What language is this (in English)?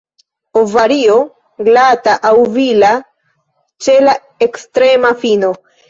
Esperanto